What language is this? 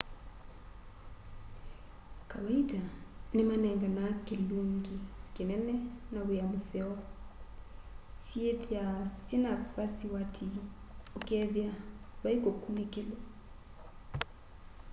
Kamba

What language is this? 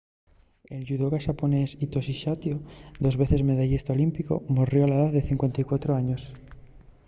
Asturian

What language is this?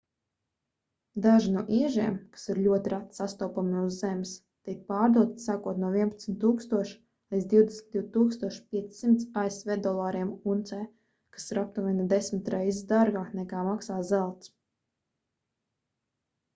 Latvian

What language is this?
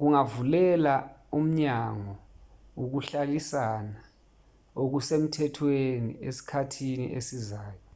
Zulu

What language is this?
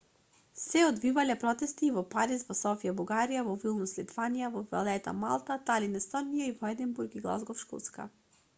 Macedonian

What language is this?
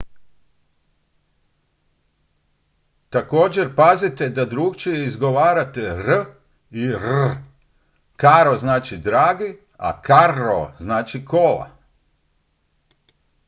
Croatian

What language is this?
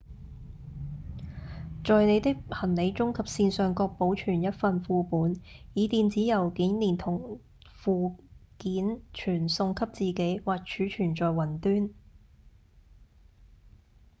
Cantonese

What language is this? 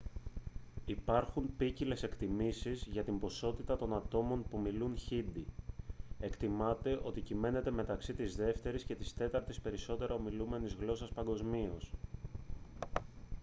Greek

